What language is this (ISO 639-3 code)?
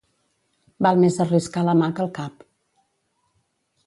cat